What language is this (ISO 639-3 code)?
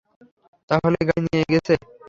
ben